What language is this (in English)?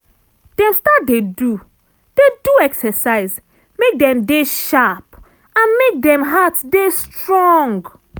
Nigerian Pidgin